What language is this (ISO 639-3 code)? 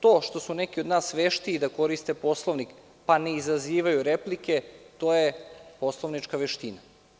srp